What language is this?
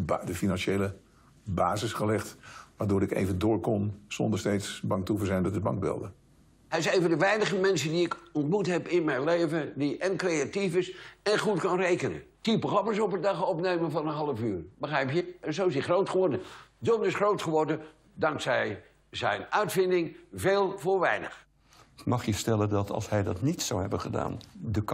Dutch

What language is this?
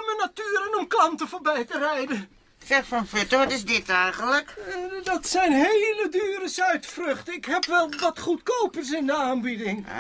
Dutch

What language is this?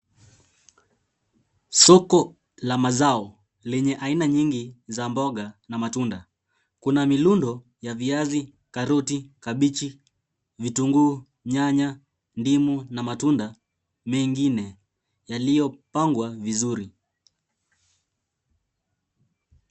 Swahili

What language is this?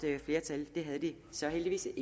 Danish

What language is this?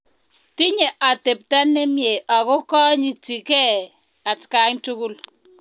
Kalenjin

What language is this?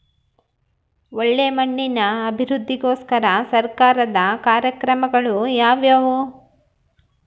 Kannada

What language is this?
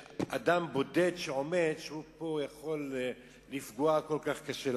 Hebrew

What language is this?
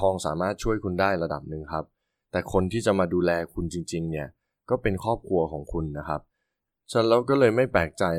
Thai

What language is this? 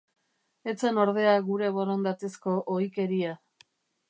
Basque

